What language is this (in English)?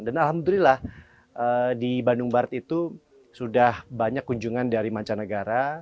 Indonesian